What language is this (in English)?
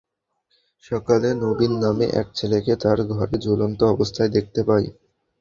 Bangla